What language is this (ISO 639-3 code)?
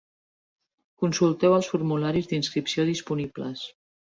cat